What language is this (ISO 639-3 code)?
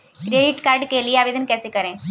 hin